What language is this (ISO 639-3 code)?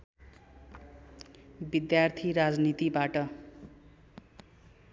nep